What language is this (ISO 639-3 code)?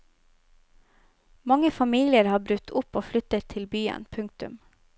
nor